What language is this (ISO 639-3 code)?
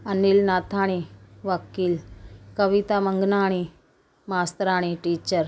snd